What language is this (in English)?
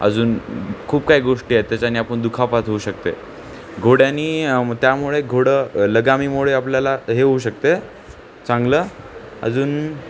Marathi